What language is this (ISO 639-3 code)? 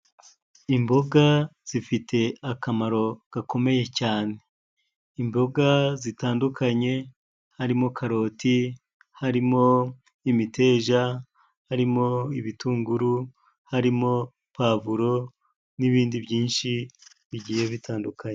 kin